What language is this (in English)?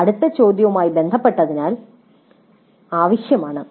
Malayalam